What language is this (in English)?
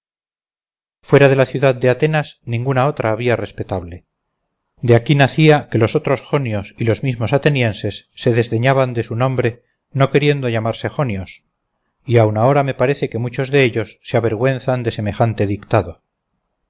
Spanish